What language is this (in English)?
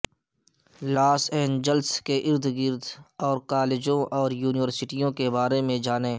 Urdu